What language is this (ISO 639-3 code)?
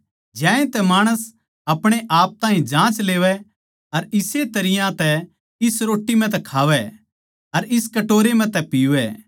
bgc